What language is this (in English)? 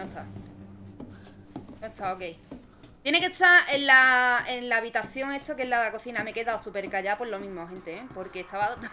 Spanish